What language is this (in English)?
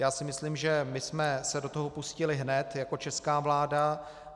Czech